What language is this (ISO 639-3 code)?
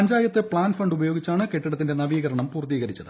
mal